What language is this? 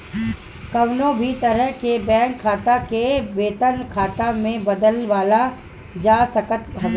Bhojpuri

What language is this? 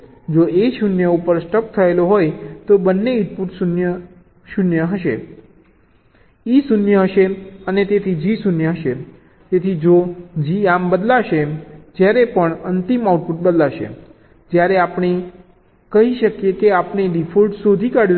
Gujarati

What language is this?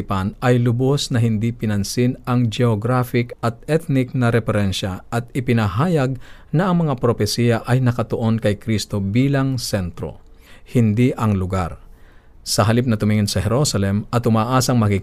Filipino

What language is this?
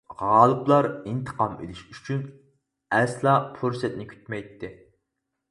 Uyghur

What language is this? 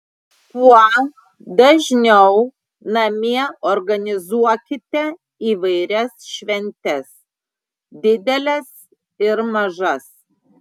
Lithuanian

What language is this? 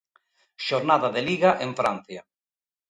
Galician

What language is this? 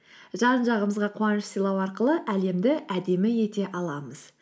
Kazakh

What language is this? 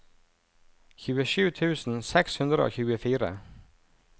Norwegian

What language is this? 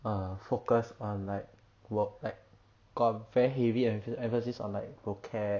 English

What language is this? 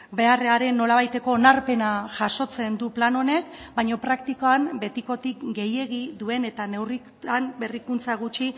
Basque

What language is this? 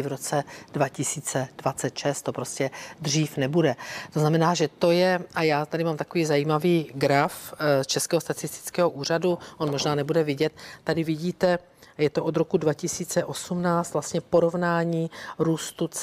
Czech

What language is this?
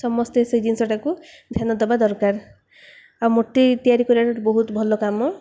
Odia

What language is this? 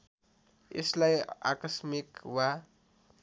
Nepali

